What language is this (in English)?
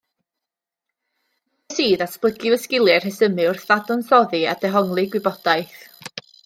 Welsh